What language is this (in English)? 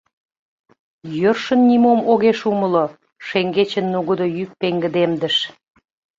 Mari